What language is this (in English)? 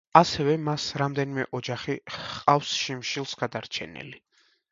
Georgian